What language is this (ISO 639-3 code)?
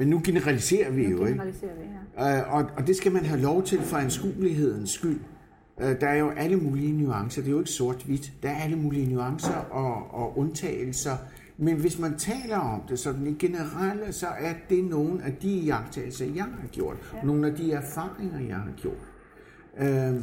dan